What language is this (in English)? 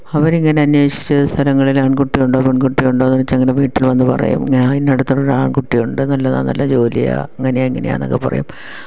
Malayalam